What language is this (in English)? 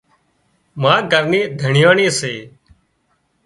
Wadiyara Koli